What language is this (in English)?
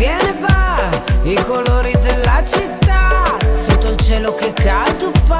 Italian